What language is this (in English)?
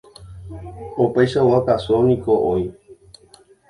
Guarani